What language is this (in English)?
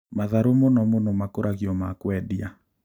Kikuyu